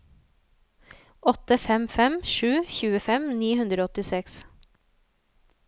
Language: Norwegian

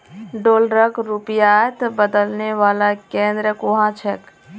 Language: Magahi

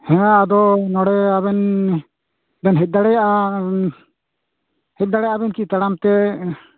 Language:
Santali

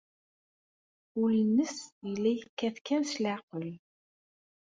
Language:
Kabyle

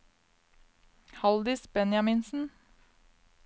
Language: Norwegian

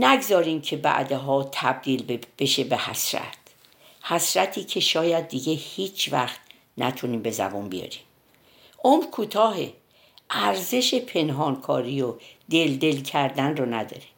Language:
Persian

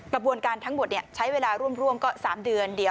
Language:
Thai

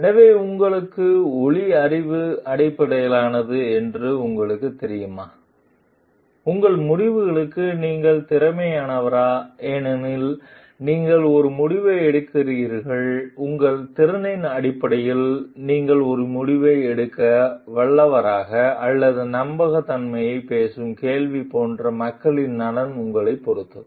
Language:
Tamil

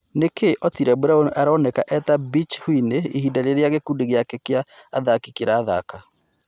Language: Kikuyu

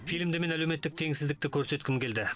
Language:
Kazakh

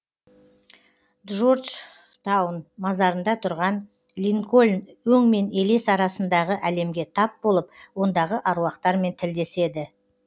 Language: Kazakh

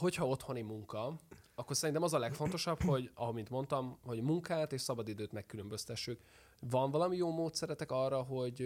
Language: Hungarian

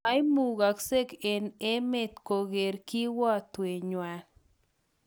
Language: Kalenjin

